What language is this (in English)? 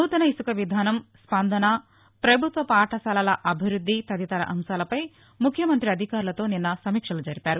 Telugu